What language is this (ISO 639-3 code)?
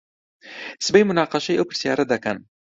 ckb